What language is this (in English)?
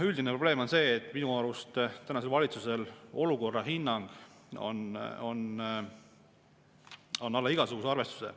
Estonian